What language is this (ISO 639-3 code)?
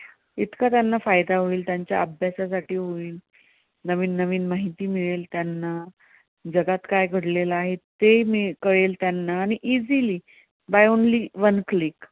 mar